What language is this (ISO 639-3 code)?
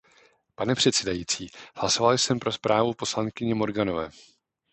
ces